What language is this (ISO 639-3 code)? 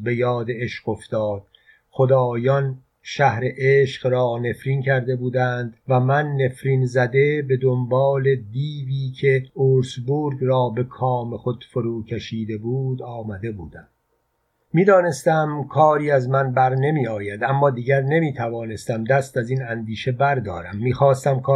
fas